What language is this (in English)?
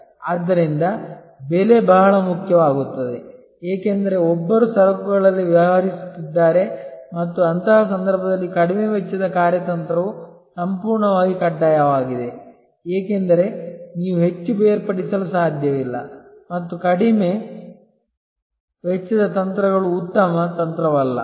Kannada